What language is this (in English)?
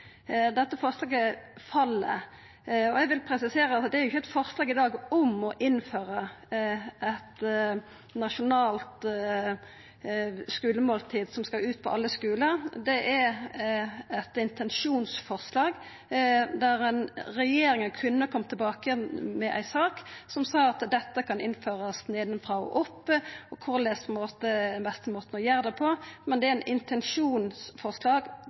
Norwegian Nynorsk